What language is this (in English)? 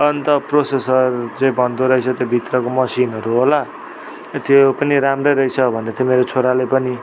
Nepali